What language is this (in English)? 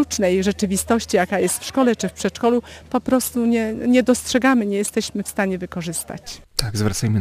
Polish